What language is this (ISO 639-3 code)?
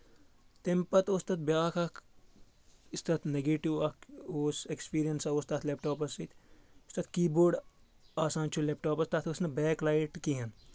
kas